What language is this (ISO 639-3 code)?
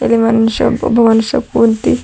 kan